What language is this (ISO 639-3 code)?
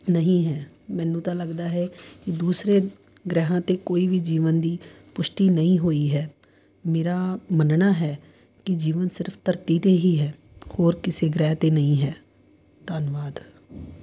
pan